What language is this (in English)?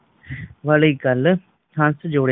Punjabi